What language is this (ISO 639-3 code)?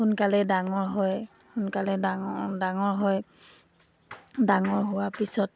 asm